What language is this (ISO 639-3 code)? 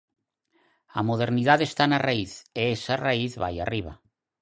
glg